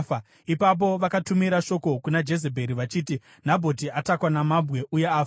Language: Shona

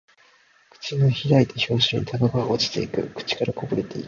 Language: Japanese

